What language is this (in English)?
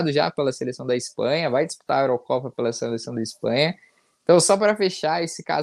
Portuguese